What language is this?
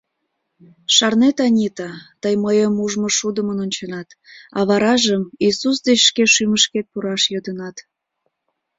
Mari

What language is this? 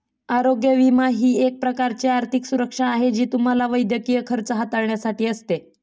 Marathi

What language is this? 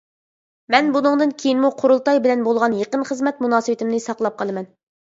Uyghur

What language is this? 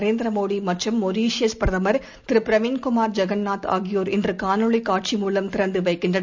Tamil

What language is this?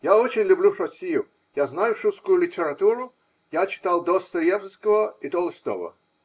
Russian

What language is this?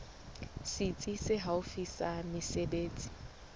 Southern Sotho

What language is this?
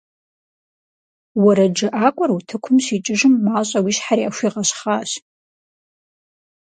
Kabardian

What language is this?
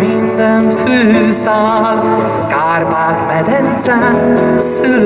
Hungarian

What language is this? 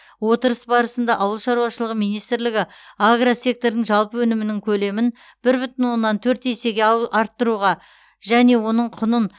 Kazakh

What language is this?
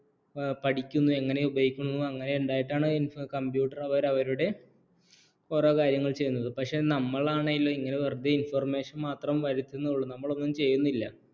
Malayalam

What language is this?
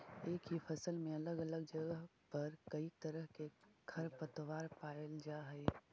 Magahi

